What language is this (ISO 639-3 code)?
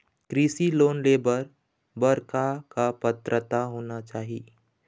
hne